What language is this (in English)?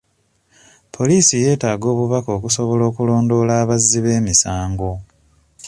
Ganda